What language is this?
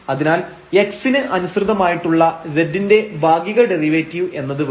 Malayalam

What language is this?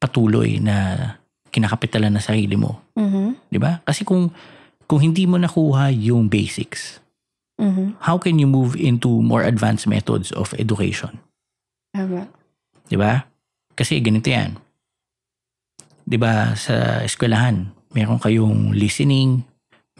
Filipino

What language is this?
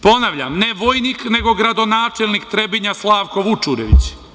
Serbian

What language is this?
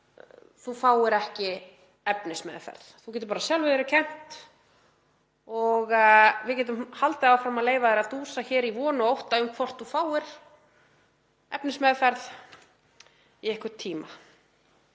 Icelandic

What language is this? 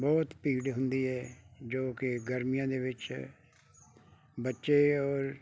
Punjabi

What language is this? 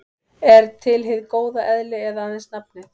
Icelandic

